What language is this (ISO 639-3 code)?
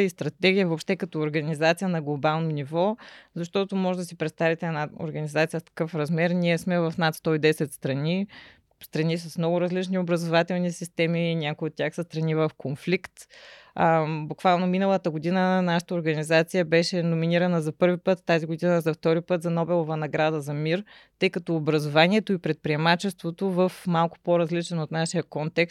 bul